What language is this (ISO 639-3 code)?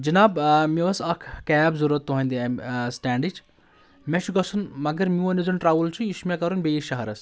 kas